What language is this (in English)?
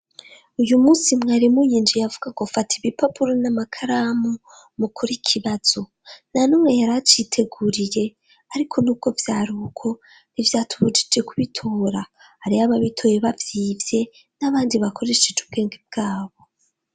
Rundi